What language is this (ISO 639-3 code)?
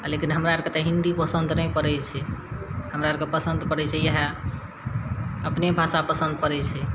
mai